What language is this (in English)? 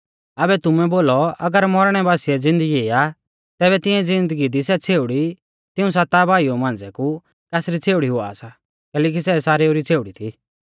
Mahasu Pahari